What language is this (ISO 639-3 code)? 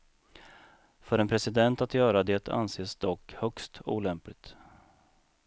swe